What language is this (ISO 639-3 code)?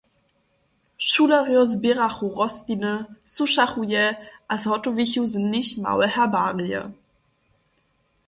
hsb